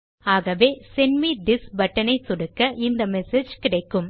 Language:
Tamil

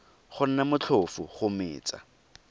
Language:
Tswana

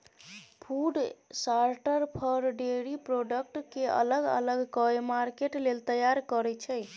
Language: Maithili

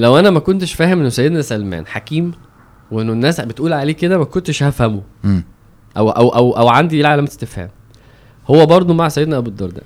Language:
Arabic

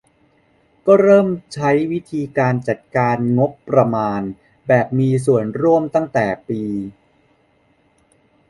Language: Thai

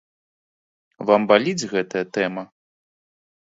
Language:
Belarusian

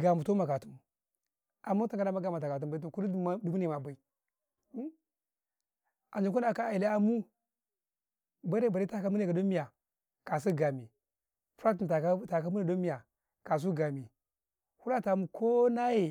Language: Karekare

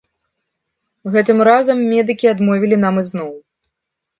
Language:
Belarusian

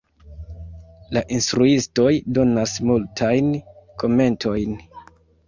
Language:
Esperanto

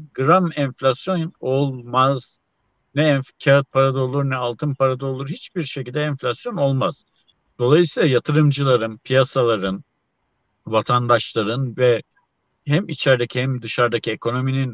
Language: Turkish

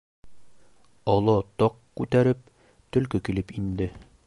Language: Bashkir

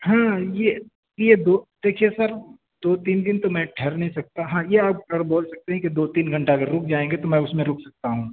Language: Urdu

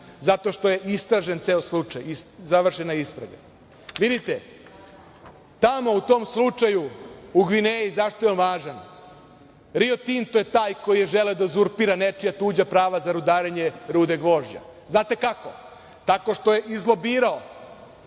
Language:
Serbian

